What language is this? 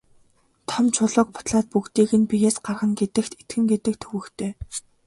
Mongolian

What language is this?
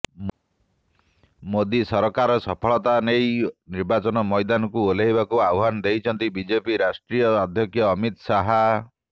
Odia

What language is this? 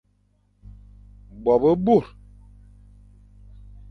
Fang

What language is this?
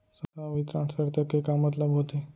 Chhattisgarhi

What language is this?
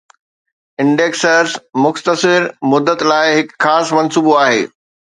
Sindhi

